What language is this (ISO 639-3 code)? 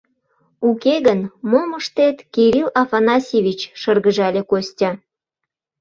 chm